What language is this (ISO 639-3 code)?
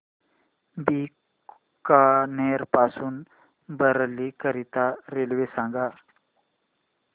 mar